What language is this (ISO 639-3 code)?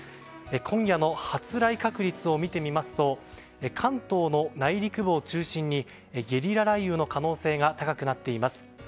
jpn